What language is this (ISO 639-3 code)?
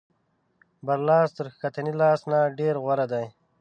pus